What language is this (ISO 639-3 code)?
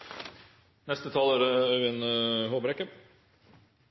nno